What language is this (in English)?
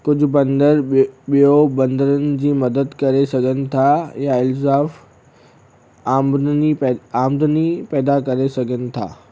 Sindhi